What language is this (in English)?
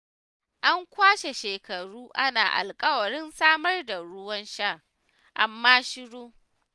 Hausa